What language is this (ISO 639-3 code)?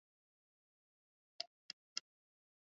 swa